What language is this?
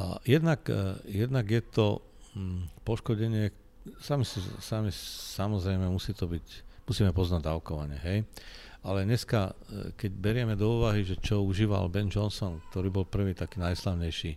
Slovak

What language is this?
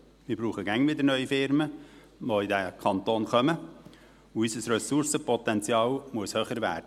Swiss German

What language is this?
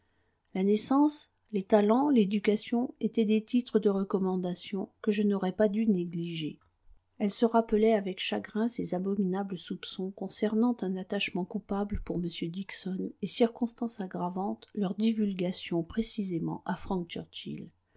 French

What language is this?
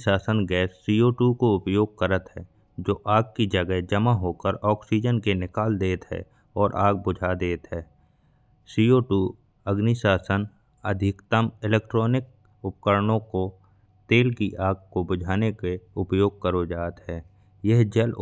Bundeli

